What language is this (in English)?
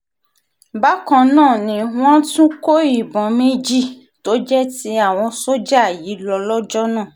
Yoruba